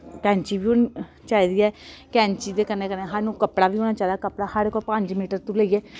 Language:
Dogri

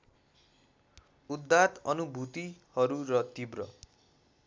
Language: Nepali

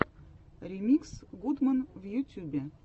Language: Russian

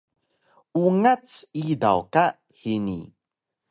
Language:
Taroko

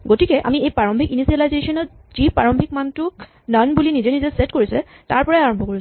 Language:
Assamese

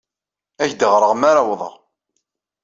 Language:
Kabyle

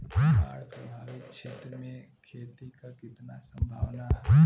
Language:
Bhojpuri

